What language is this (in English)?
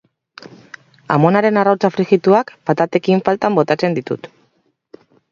Basque